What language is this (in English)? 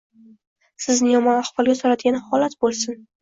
Uzbek